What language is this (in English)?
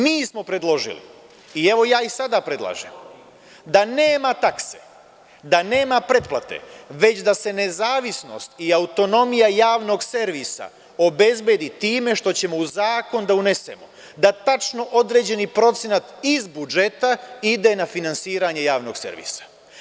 Serbian